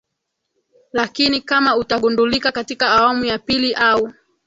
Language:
Swahili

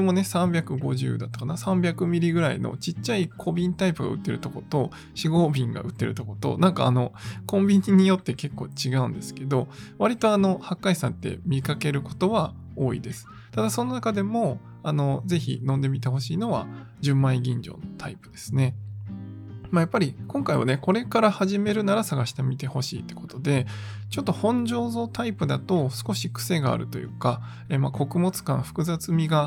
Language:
Japanese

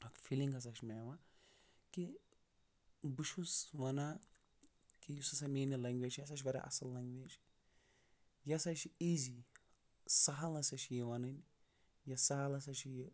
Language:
Kashmiri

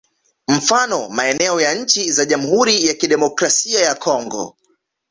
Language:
Swahili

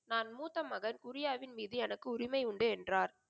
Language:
Tamil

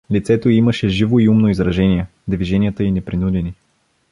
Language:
Bulgarian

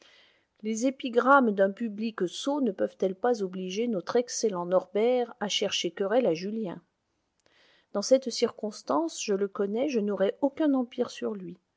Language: French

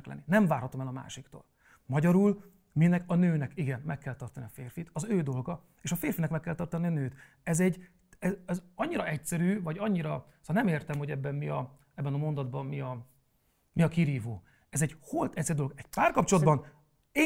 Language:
Hungarian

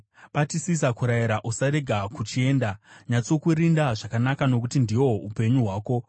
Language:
Shona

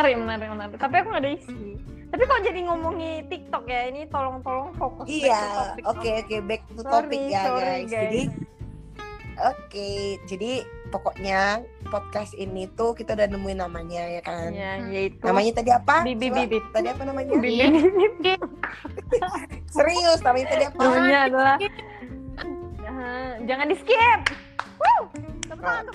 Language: Indonesian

